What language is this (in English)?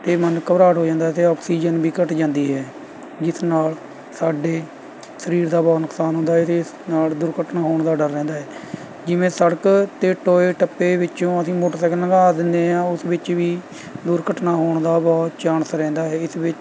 Punjabi